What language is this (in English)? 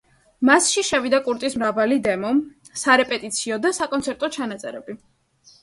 Georgian